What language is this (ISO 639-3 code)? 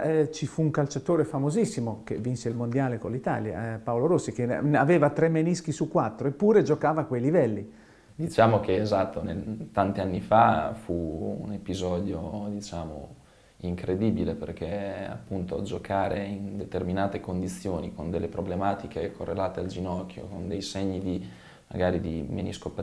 ita